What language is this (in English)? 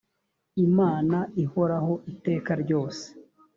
Kinyarwanda